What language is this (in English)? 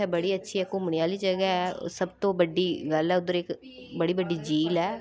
Dogri